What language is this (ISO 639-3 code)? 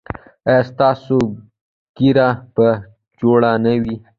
pus